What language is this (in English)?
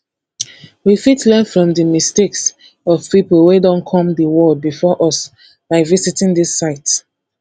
Nigerian Pidgin